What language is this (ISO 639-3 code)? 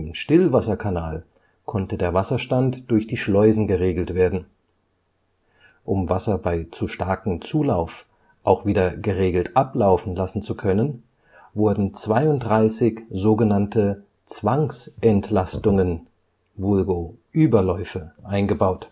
deu